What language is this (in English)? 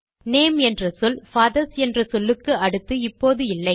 Tamil